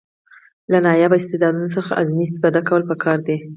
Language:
Pashto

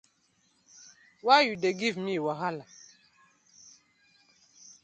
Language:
Nigerian Pidgin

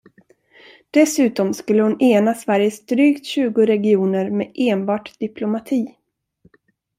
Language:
Swedish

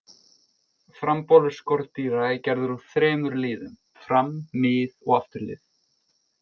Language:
Icelandic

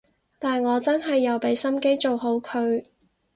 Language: Cantonese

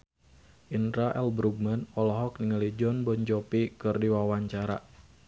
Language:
Sundanese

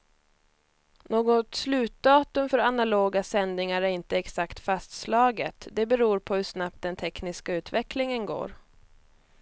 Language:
Swedish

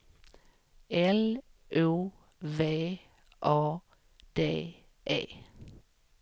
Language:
Swedish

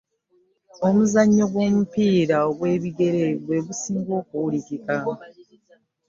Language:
Ganda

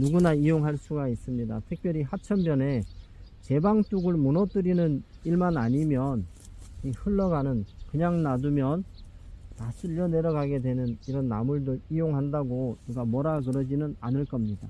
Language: Korean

